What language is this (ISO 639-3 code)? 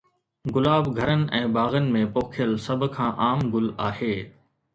snd